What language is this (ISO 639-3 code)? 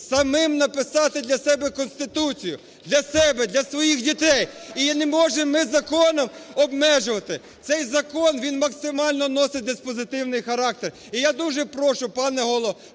ukr